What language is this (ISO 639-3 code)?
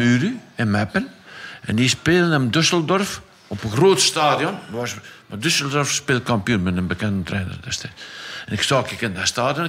nld